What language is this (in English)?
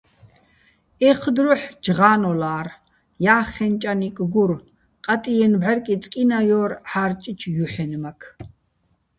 Bats